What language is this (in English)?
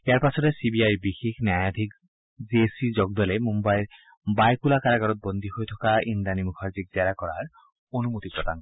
Assamese